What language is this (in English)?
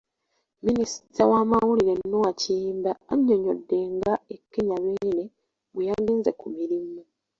Ganda